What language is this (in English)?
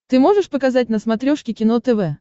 Russian